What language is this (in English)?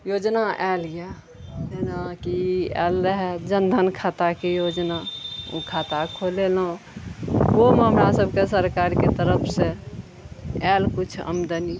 Maithili